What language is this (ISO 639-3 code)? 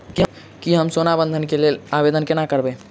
mai